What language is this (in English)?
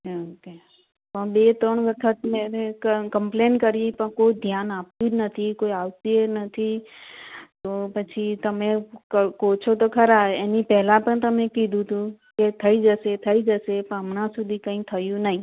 Gujarati